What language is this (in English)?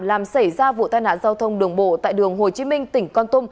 Vietnamese